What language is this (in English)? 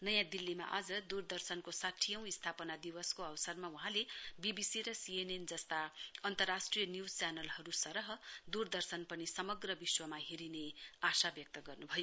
Nepali